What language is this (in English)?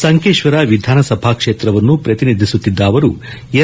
Kannada